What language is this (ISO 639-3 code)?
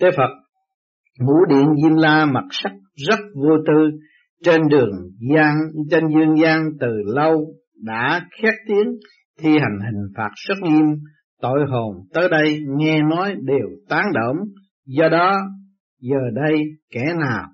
vie